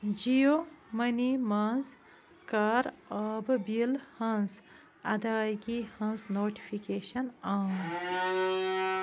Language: Kashmiri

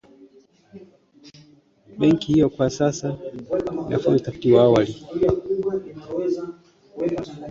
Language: Swahili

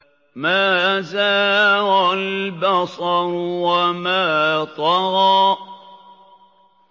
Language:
Arabic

